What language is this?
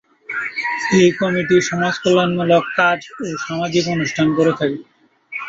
Bangla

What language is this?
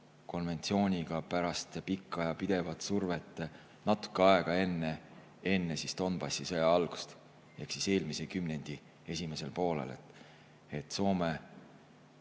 Estonian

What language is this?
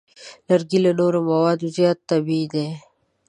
Pashto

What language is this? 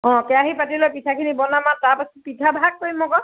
Assamese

